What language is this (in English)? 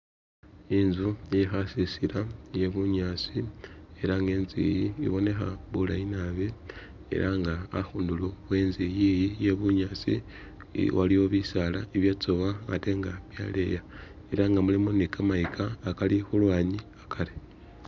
Masaaba